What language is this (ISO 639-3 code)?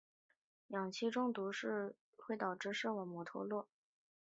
zho